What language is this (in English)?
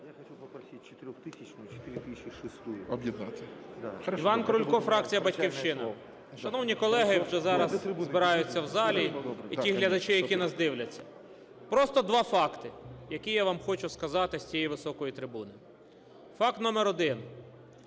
Ukrainian